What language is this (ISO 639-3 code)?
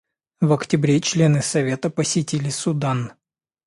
rus